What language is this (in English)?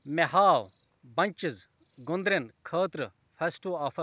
Kashmiri